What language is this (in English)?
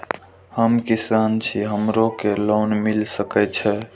Maithili